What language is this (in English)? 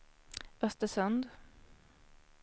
Swedish